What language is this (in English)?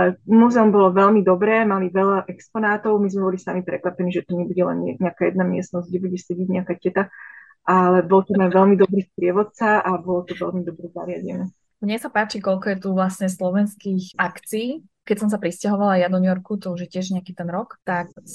Slovak